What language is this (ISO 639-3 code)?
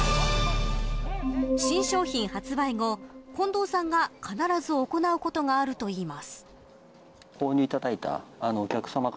jpn